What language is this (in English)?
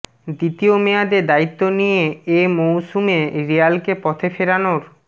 Bangla